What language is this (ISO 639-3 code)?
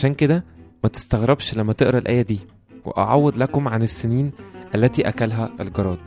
ara